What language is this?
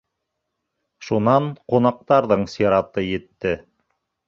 Bashkir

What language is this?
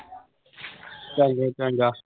Punjabi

